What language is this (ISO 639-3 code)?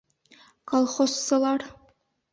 bak